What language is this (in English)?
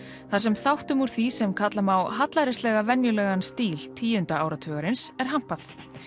Icelandic